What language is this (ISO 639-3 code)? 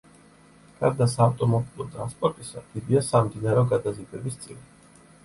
kat